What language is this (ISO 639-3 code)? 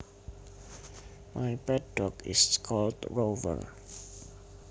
jav